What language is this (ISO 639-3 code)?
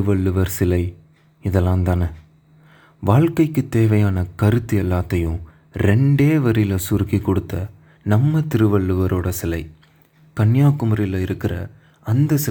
tam